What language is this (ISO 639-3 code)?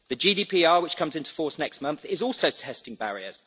eng